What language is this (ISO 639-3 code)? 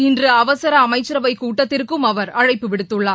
tam